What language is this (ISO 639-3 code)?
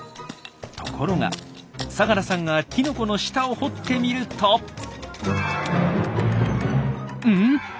jpn